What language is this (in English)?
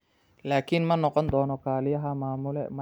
Somali